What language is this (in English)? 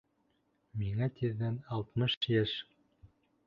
Bashkir